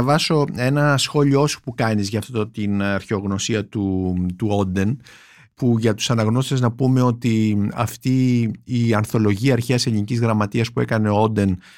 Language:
Greek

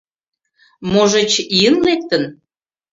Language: Mari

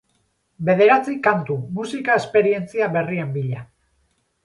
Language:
Basque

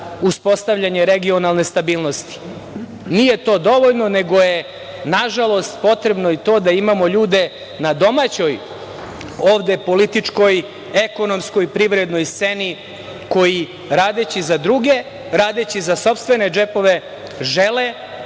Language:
Serbian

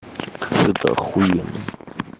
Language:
Russian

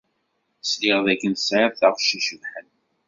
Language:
Kabyle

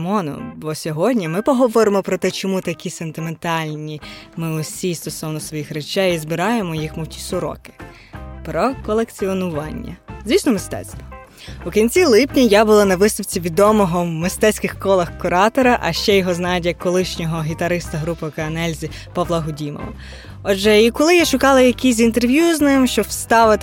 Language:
Ukrainian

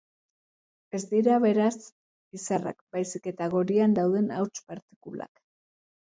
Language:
Basque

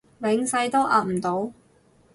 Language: Cantonese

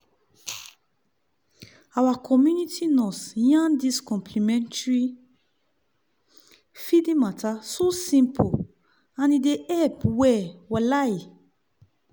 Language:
Nigerian Pidgin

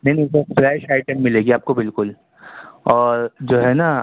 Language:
Urdu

